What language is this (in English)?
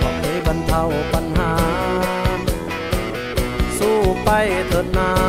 Thai